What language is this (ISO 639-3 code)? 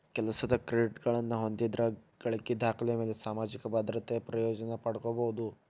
kan